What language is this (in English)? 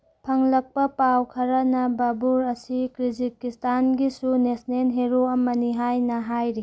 Manipuri